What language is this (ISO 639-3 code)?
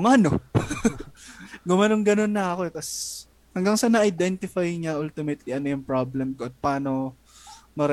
fil